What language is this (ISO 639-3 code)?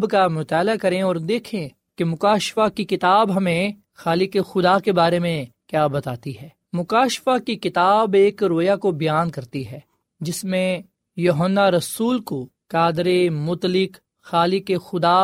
urd